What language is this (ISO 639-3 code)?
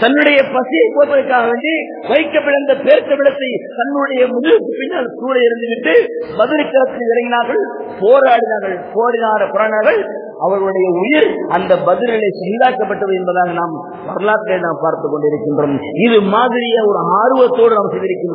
ara